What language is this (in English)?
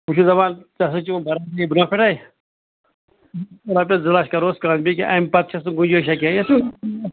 Kashmiri